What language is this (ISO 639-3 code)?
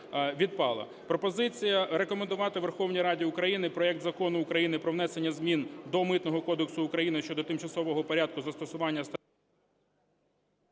ukr